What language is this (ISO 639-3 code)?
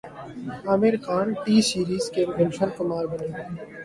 urd